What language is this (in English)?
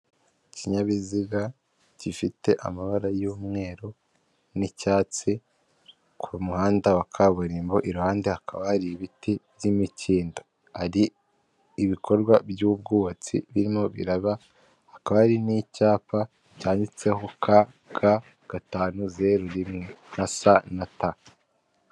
Kinyarwanda